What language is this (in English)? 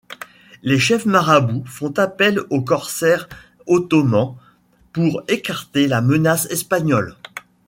French